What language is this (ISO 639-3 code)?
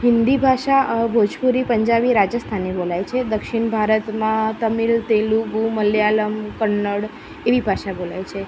guj